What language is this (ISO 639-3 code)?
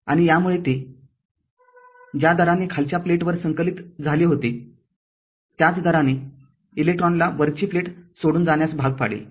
mar